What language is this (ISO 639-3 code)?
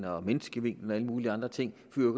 dan